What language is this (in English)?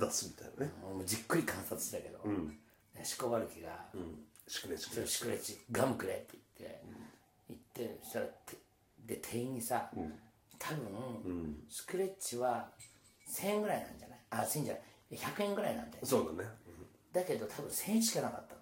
Japanese